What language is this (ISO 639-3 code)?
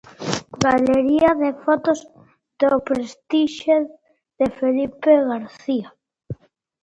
glg